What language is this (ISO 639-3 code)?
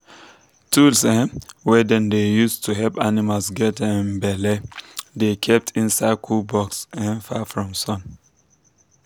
pcm